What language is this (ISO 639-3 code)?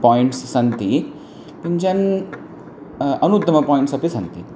san